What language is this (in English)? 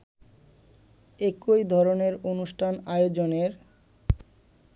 Bangla